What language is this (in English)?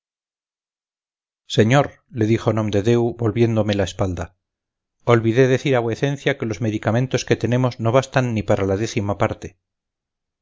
Spanish